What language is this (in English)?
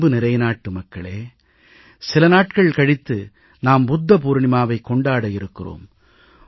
Tamil